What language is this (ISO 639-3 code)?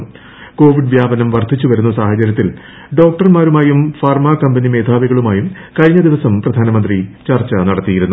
mal